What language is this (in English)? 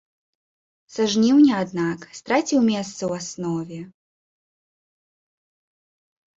Belarusian